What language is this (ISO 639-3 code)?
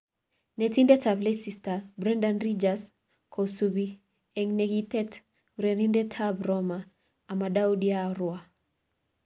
kln